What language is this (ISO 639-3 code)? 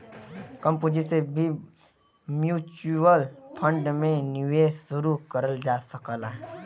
bho